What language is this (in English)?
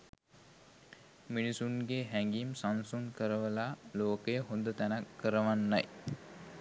Sinhala